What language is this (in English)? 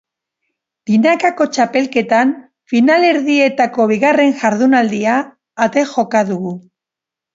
Basque